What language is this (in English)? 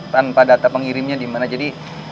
Indonesian